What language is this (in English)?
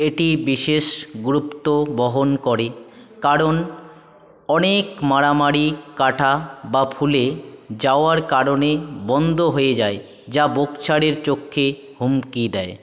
Bangla